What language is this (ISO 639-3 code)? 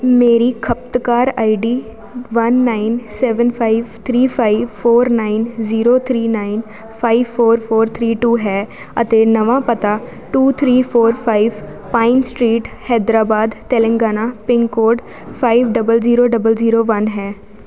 pan